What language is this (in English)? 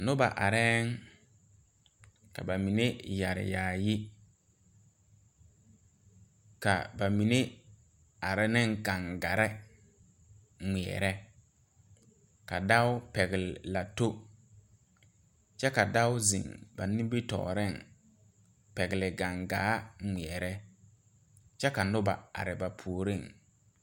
Southern Dagaare